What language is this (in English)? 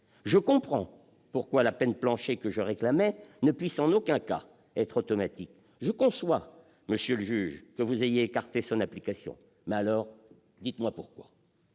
French